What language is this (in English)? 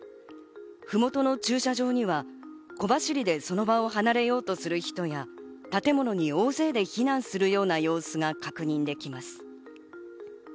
Japanese